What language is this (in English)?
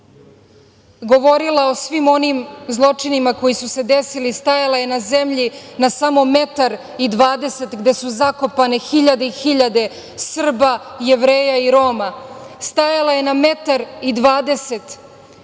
Serbian